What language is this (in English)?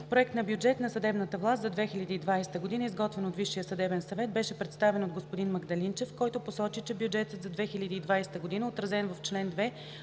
Bulgarian